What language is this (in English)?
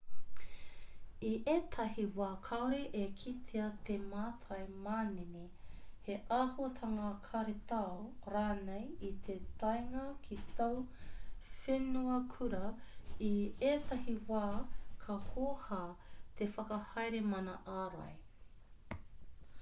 Māori